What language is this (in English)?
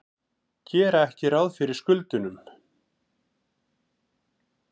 Icelandic